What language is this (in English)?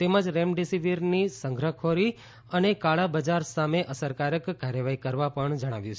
Gujarati